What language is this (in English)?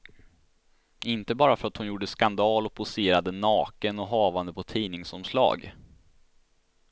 Swedish